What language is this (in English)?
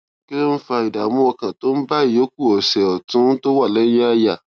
Yoruba